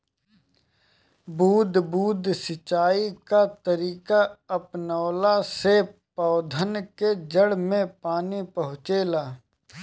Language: Bhojpuri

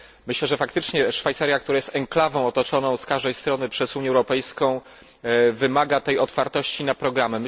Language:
Polish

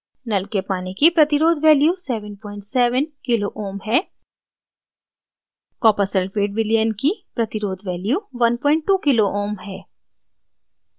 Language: Hindi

